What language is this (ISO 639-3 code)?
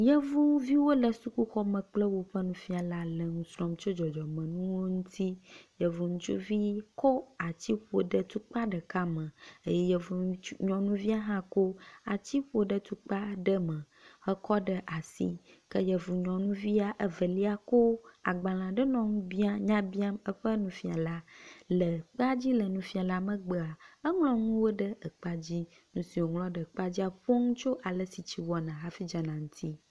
ewe